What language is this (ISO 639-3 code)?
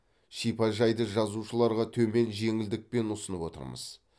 kaz